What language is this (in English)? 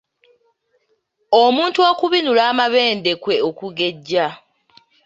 Ganda